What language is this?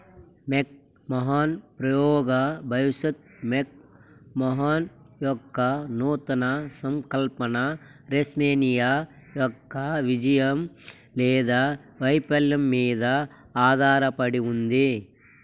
Telugu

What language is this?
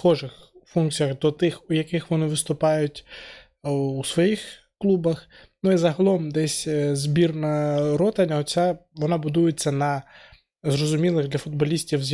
Ukrainian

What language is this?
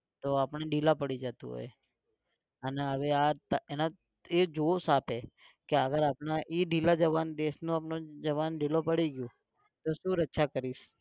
Gujarati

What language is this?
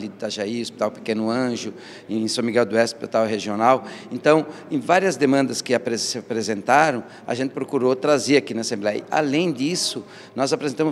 Portuguese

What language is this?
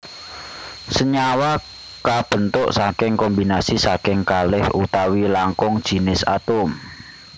Javanese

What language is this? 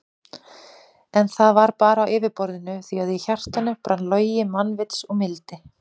Icelandic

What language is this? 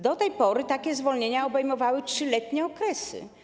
Polish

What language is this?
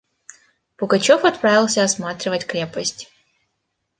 Russian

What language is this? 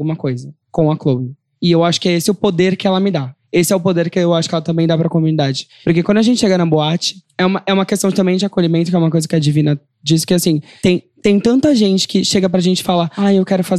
Portuguese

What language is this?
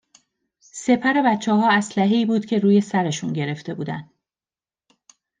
Persian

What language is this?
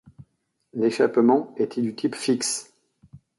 French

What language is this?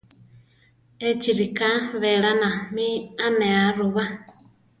Central Tarahumara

